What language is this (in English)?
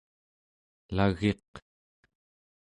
Central Yupik